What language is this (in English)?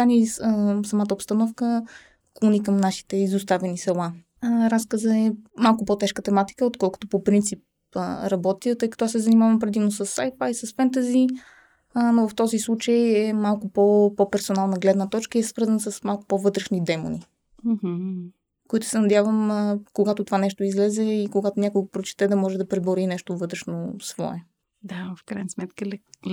Bulgarian